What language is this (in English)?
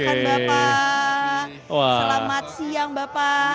Indonesian